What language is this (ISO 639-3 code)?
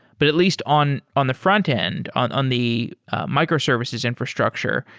eng